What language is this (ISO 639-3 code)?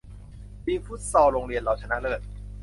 tha